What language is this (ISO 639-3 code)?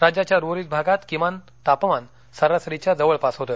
mar